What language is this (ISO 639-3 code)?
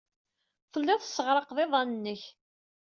kab